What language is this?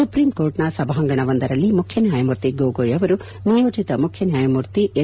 Kannada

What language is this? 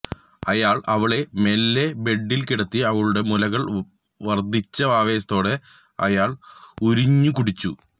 Malayalam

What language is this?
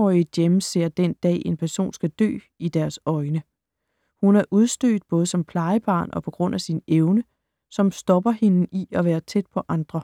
Danish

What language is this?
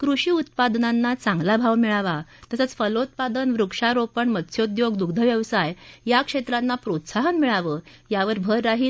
Marathi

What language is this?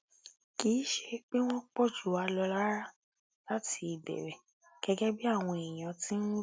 Yoruba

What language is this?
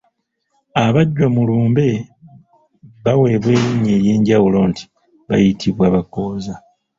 Ganda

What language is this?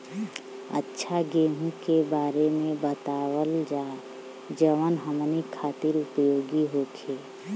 Bhojpuri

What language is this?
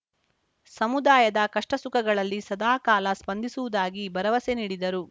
Kannada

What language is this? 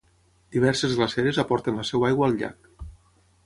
Catalan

